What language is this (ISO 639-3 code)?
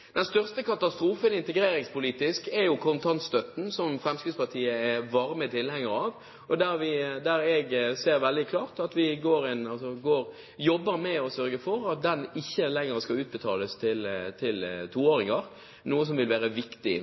nob